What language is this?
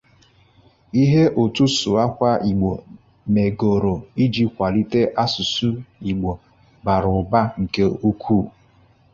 Igbo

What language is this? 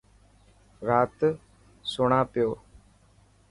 Dhatki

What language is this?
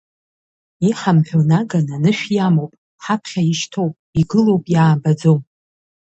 Abkhazian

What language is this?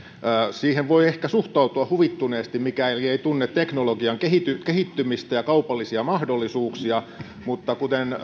Finnish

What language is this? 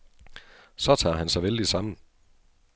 Danish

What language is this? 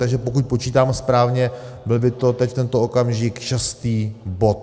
Czech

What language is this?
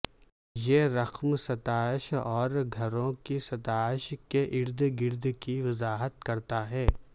Urdu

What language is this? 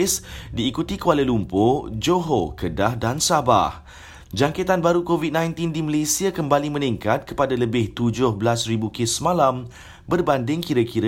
Malay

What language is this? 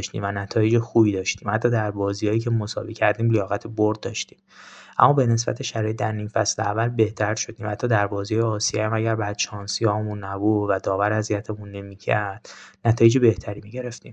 Persian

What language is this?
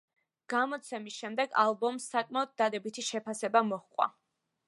Georgian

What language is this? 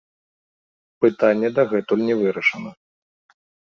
Belarusian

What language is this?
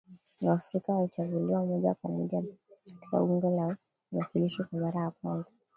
Swahili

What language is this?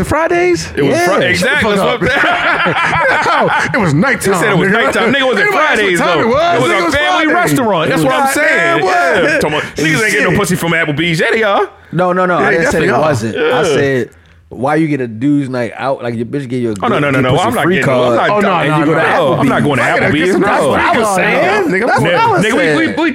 English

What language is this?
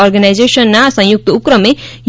Gujarati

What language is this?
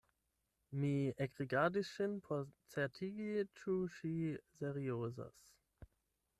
Esperanto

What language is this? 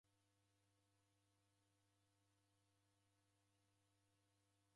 Taita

